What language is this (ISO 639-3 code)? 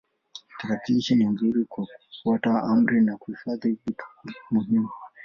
swa